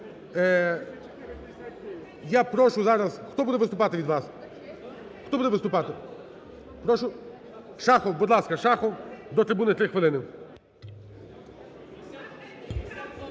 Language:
Ukrainian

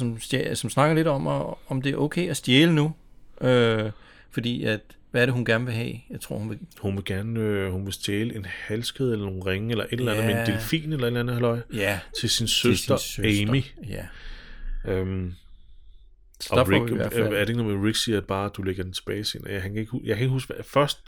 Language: Danish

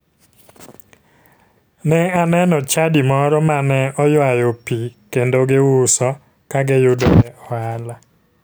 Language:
Luo (Kenya and Tanzania)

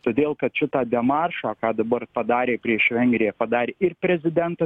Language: Lithuanian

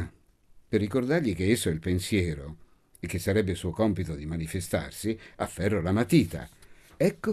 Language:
Italian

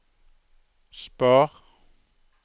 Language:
Norwegian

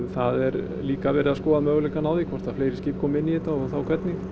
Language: Icelandic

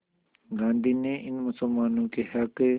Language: Hindi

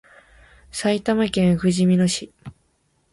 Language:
Japanese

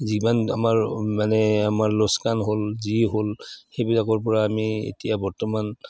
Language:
Assamese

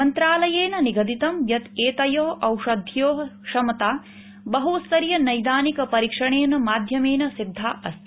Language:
Sanskrit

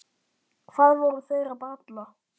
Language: Icelandic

